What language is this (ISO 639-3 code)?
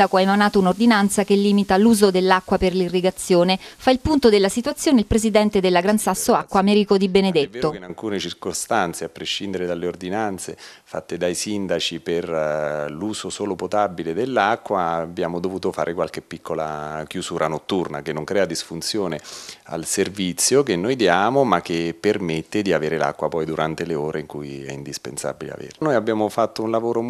ita